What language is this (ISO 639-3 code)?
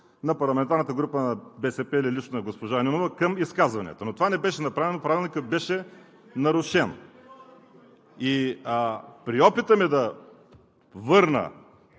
bul